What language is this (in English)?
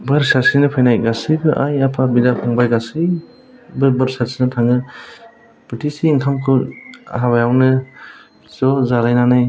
Bodo